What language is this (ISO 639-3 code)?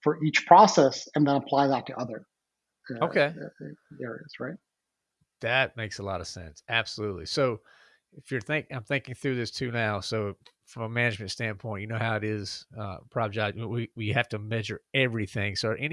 eng